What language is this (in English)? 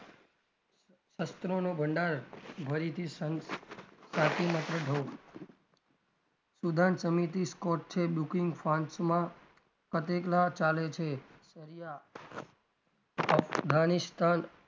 Gujarati